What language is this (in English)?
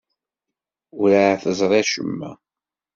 Kabyle